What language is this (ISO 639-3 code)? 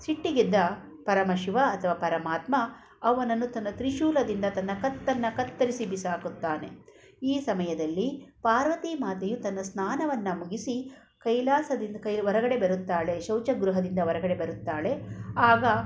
kan